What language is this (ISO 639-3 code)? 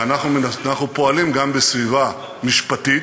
heb